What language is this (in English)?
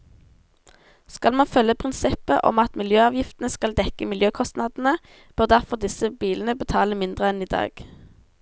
Norwegian